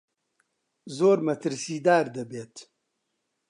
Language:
Central Kurdish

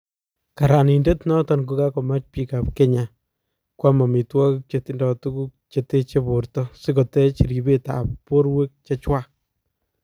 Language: Kalenjin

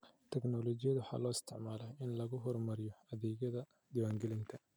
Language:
Somali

